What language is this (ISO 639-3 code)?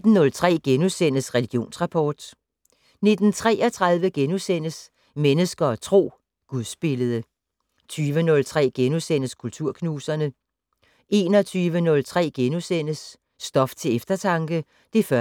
dan